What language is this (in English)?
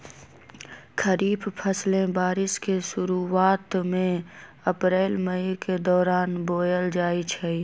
Magahi